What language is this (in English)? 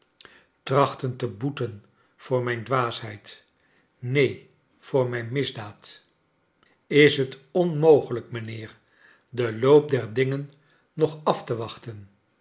Dutch